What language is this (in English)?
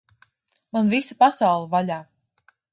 Latvian